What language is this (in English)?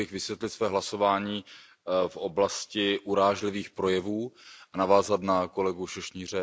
Czech